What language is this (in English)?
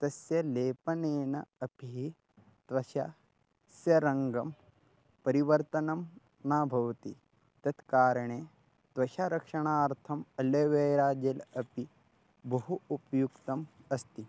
Sanskrit